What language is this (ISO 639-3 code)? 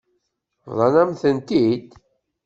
kab